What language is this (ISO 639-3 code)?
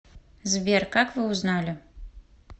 rus